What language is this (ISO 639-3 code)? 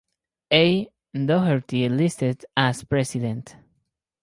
eng